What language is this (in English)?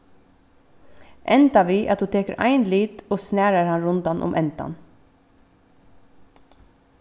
Faroese